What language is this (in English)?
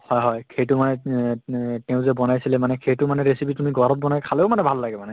Assamese